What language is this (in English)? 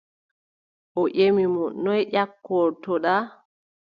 Adamawa Fulfulde